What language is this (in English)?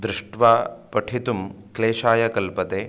Sanskrit